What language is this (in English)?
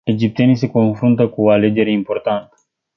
Romanian